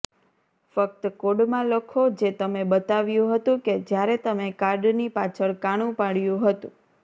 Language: Gujarati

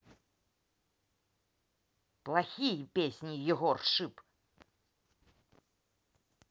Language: Russian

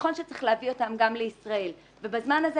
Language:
Hebrew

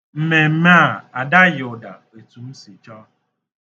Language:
Igbo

